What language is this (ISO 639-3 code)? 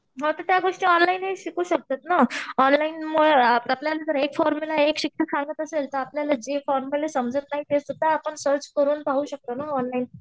mar